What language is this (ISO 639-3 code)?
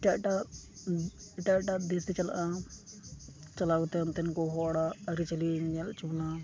sat